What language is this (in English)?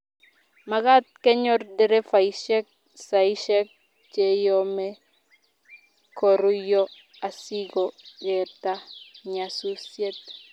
Kalenjin